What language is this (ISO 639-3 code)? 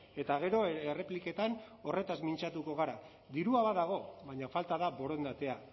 eus